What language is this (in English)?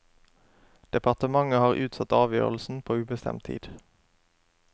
Norwegian